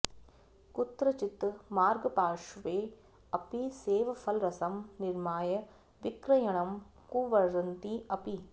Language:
Sanskrit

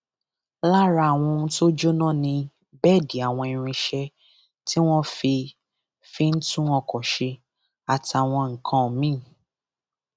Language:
Yoruba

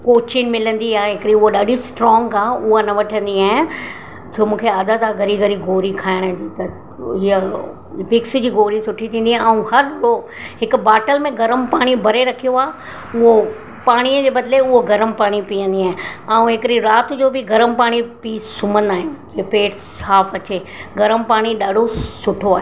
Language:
Sindhi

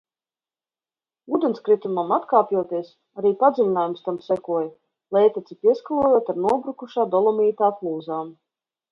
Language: Latvian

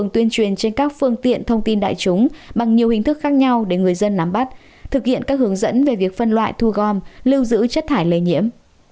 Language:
Vietnamese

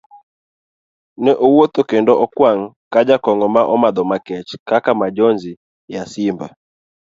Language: Luo (Kenya and Tanzania)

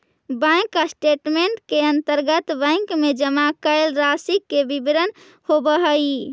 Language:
Magahi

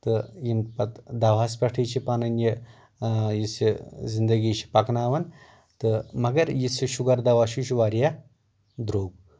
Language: Kashmiri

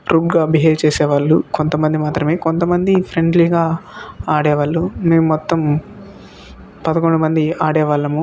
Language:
Telugu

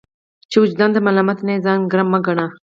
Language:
Pashto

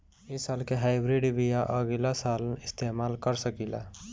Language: Bhojpuri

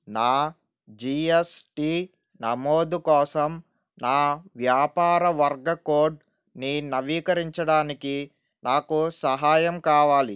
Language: Telugu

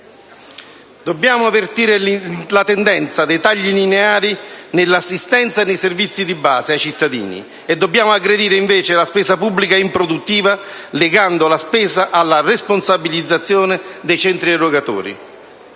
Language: Italian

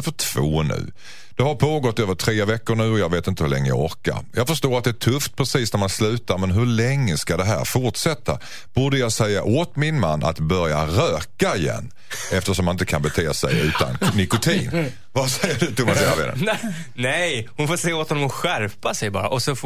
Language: Swedish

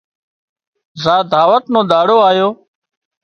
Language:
Wadiyara Koli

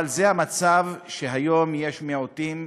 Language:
Hebrew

